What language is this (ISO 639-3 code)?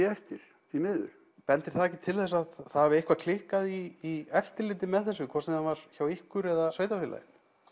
isl